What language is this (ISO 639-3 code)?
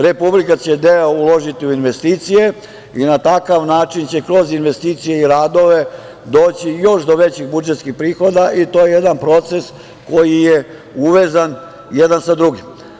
srp